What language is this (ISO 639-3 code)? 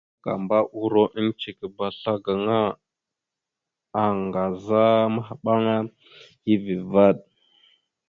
mxu